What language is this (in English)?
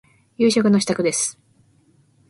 Japanese